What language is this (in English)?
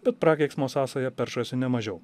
Lithuanian